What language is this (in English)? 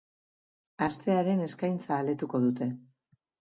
Basque